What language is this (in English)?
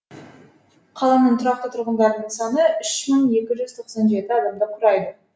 Kazakh